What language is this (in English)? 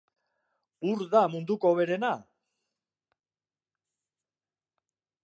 Basque